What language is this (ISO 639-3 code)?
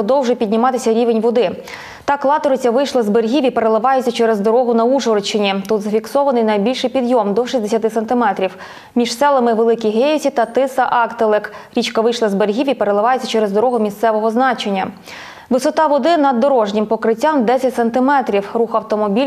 ukr